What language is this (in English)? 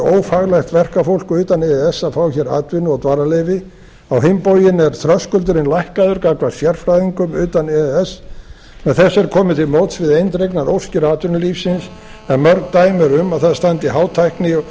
Icelandic